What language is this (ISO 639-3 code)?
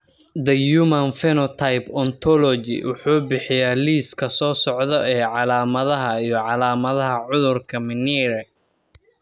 som